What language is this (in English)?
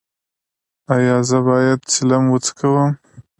Pashto